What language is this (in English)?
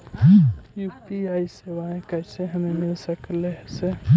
Magahi